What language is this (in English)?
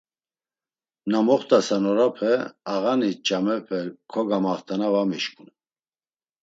Laz